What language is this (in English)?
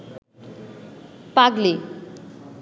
Bangla